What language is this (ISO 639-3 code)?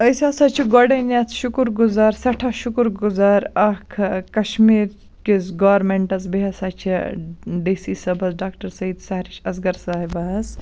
kas